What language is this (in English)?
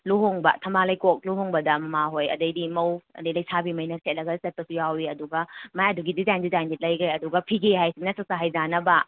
Manipuri